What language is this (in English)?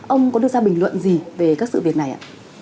Vietnamese